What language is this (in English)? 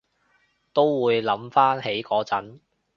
Cantonese